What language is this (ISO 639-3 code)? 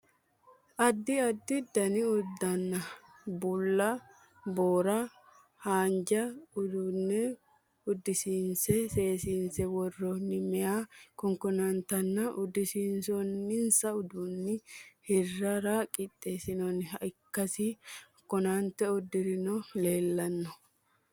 sid